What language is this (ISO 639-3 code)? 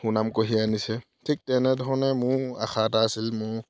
asm